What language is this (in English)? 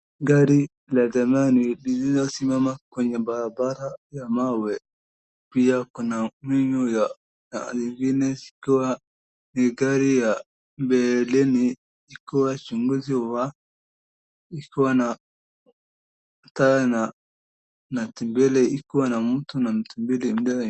Swahili